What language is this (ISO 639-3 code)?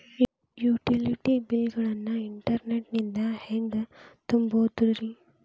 kan